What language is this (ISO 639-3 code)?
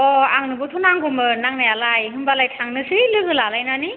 brx